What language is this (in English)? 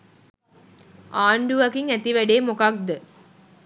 Sinhala